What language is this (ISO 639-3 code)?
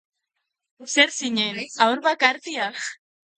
eus